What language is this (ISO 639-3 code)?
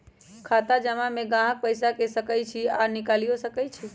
mag